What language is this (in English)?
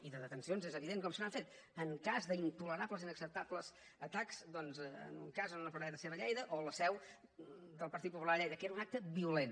Catalan